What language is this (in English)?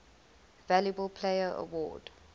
English